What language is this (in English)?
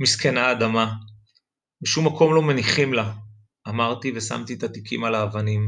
Hebrew